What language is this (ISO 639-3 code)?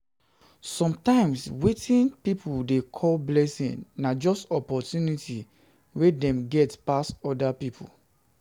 pcm